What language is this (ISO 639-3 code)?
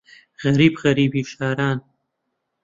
ckb